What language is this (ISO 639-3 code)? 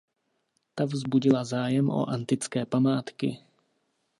ces